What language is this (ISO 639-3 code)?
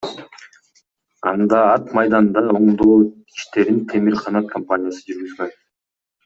kir